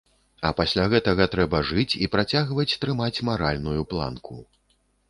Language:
Belarusian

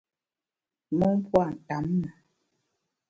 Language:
Bamun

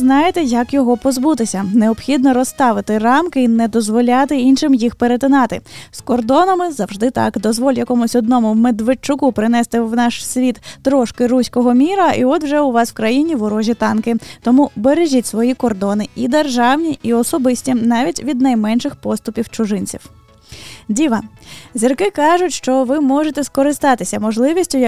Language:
Ukrainian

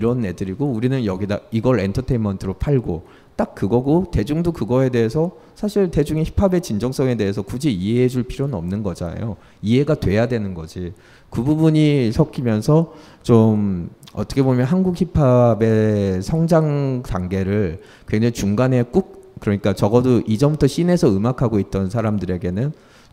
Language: Korean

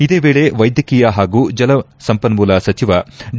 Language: Kannada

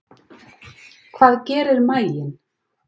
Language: Icelandic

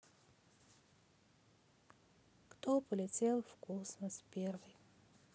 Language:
Russian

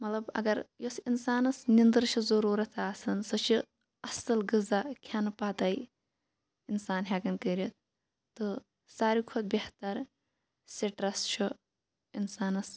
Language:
Kashmiri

